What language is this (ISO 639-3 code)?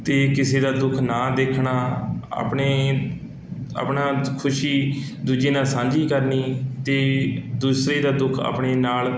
pan